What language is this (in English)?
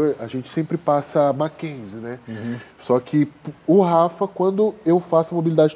Portuguese